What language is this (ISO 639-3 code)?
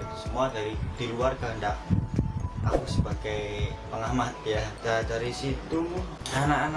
ind